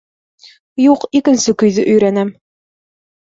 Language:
Bashkir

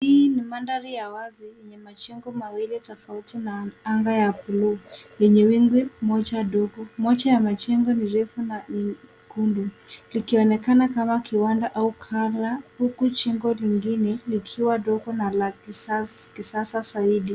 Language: Swahili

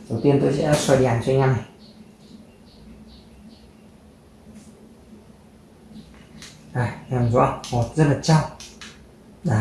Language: Vietnamese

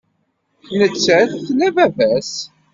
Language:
Kabyle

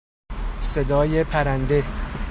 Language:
Persian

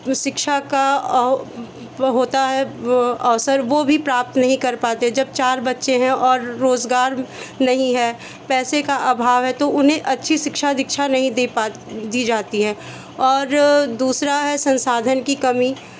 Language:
Hindi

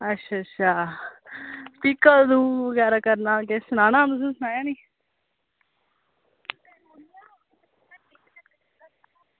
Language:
Dogri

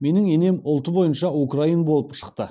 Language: Kazakh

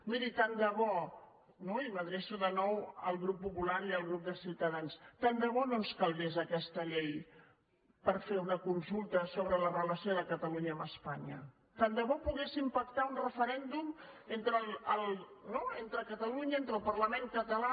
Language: Catalan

